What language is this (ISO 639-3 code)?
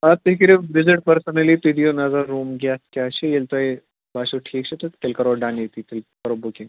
kas